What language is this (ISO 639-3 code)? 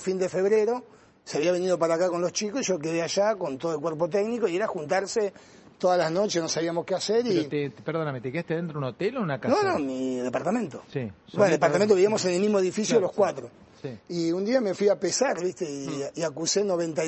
spa